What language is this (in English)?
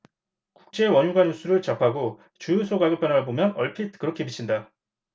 Korean